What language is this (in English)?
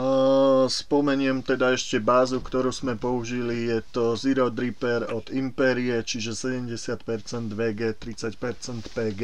Slovak